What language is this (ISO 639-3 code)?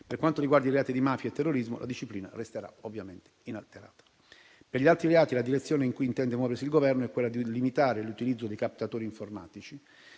ita